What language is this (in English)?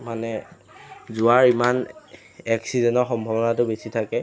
Assamese